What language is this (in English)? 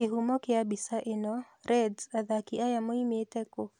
Kikuyu